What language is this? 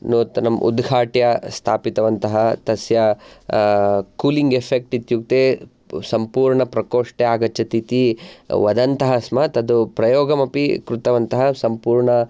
Sanskrit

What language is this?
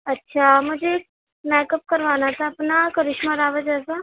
Urdu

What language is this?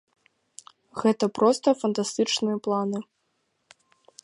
Belarusian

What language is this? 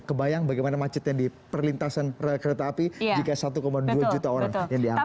Indonesian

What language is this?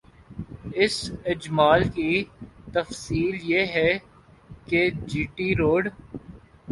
Urdu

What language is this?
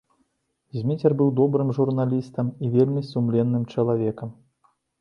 Belarusian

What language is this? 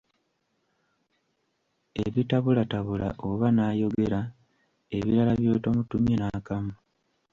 Ganda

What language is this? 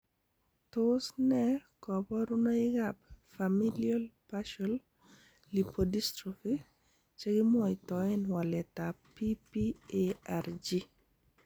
Kalenjin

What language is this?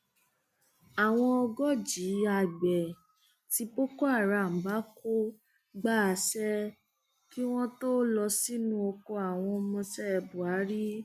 Yoruba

